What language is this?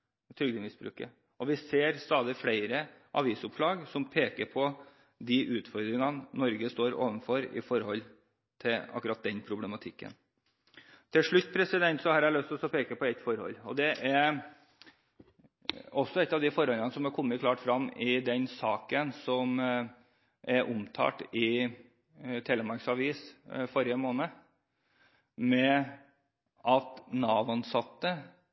Norwegian Bokmål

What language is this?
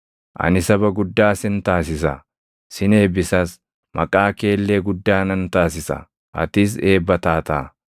Oromo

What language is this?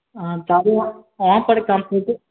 Maithili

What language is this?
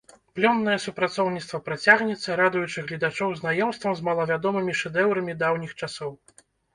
Belarusian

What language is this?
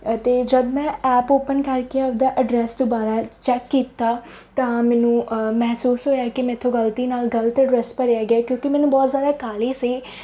Punjabi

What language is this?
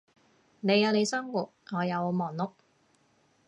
Cantonese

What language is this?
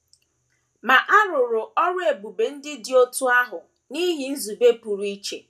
Igbo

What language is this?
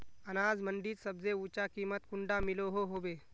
Magahi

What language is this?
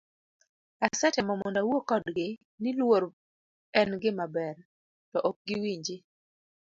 Luo (Kenya and Tanzania)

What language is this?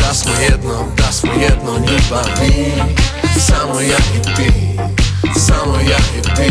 Croatian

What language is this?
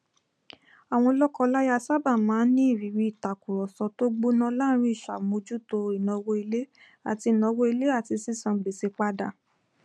Yoruba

